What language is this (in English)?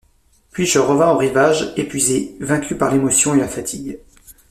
French